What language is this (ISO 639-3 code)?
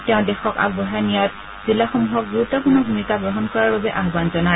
asm